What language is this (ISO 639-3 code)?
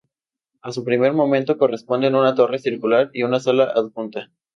spa